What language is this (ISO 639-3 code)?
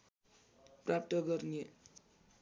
nep